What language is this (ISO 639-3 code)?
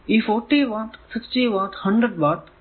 mal